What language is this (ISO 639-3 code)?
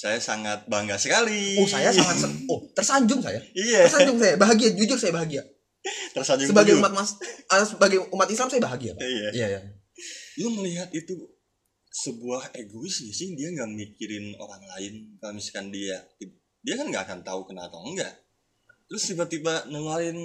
ind